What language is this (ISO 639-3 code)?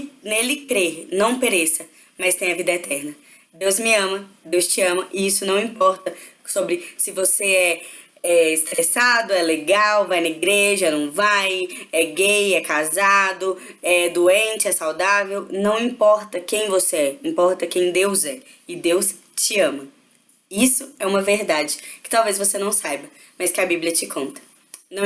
por